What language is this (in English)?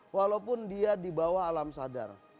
Indonesian